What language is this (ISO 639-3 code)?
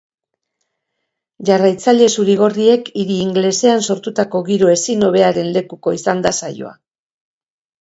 eus